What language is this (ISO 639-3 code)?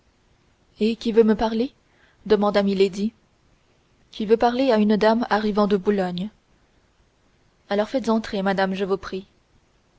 fra